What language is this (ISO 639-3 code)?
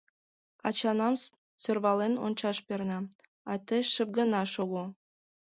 chm